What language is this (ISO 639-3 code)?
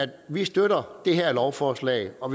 dan